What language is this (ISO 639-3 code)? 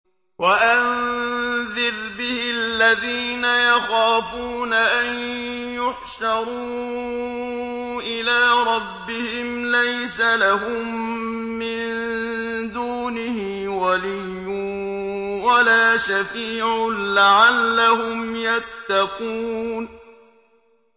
ara